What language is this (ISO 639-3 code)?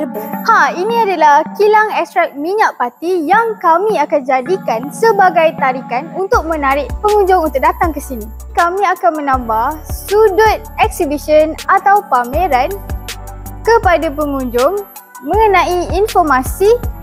msa